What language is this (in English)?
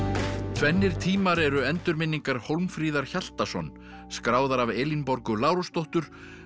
Icelandic